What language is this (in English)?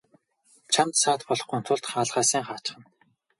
Mongolian